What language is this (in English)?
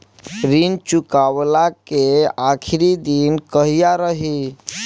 Bhojpuri